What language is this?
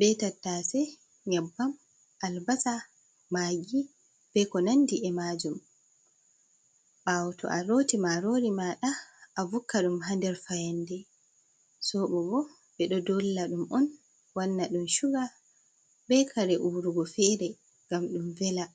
Fula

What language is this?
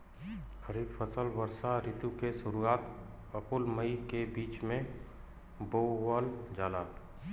Bhojpuri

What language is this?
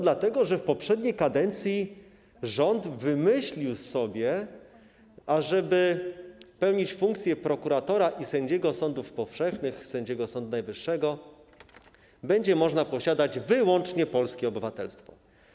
Polish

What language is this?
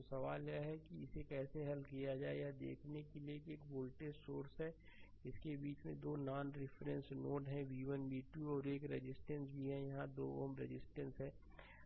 Hindi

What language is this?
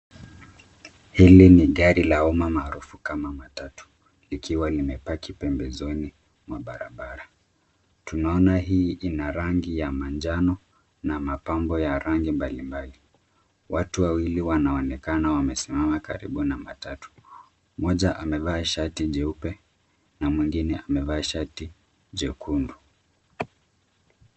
Swahili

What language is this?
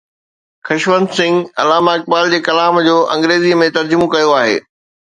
Sindhi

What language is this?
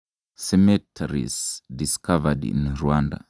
Kalenjin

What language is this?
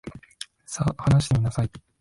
Japanese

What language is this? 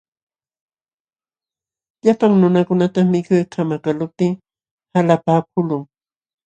Jauja Wanca Quechua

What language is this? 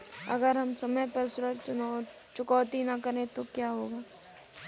Hindi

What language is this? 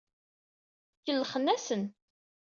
Kabyle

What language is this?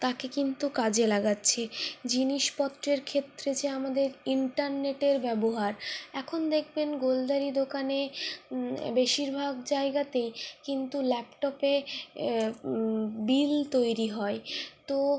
Bangla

